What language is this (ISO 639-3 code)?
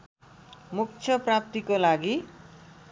nep